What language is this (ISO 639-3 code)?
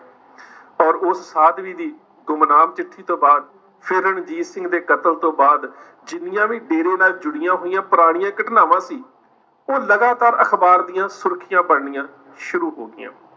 pan